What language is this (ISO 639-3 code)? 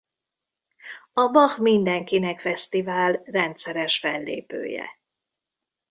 hun